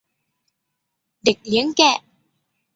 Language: Thai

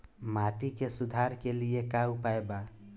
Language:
Bhojpuri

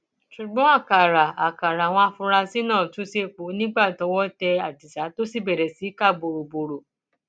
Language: Yoruba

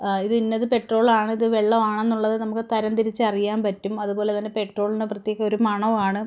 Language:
Malayalam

